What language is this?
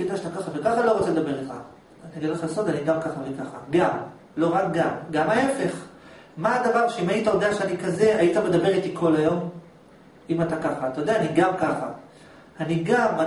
Hebrew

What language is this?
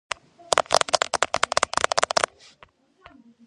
Georgian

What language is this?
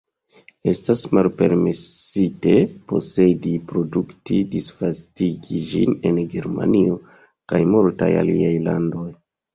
Esperanto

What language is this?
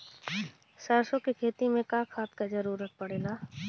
Bhojpuri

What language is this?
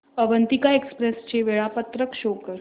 Marathi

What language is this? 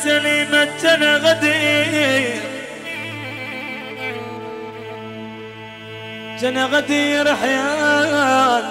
Arabic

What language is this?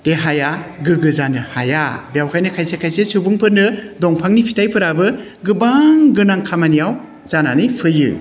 Bodo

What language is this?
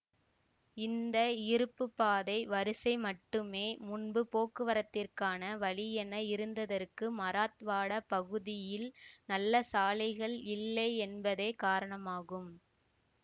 Tamil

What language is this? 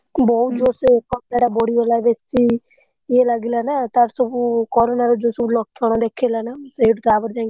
Odia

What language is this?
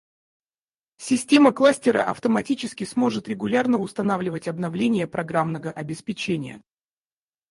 Russian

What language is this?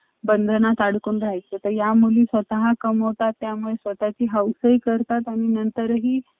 Marathi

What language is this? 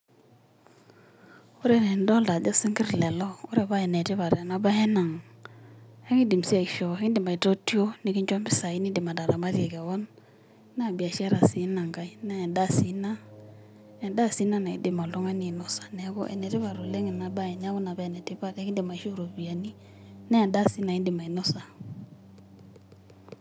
Masai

